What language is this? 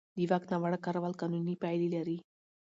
Pashto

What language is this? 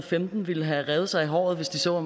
Danish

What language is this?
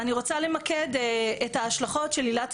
Hebrew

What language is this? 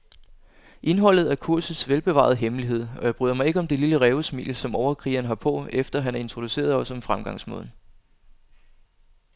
Danish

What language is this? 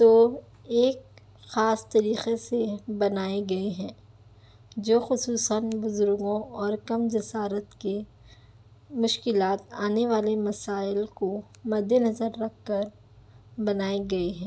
Urdu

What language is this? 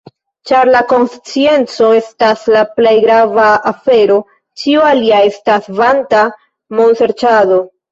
Esperanto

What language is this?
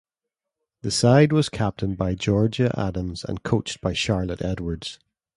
English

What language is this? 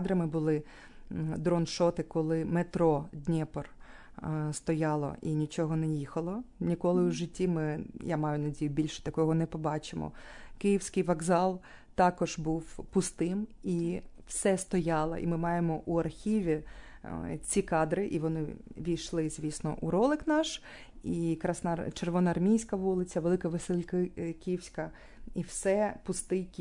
Ukrainian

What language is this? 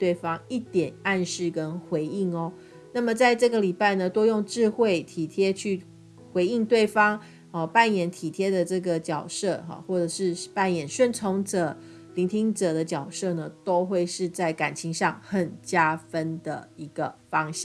Chinese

